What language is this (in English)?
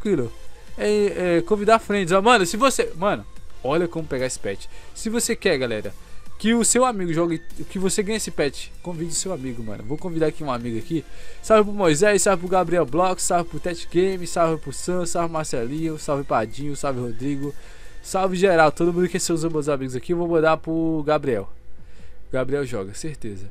Portuguese